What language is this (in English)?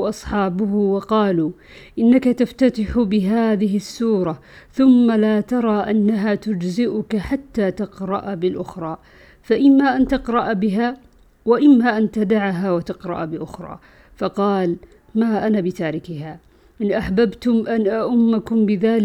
Arabic